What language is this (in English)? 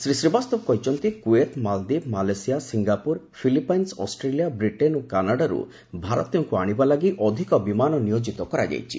Odia